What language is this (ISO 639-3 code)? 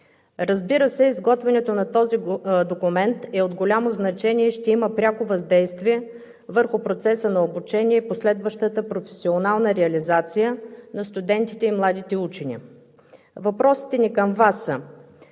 bul